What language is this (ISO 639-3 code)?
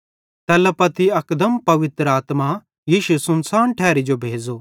bhd